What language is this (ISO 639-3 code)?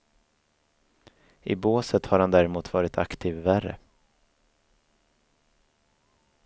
swe